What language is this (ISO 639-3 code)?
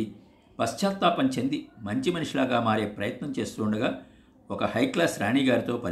tel